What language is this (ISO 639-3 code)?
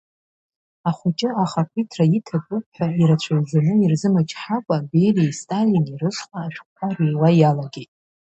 abk